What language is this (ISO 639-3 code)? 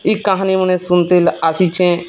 ori